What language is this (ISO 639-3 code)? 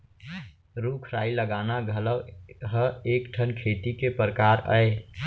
hne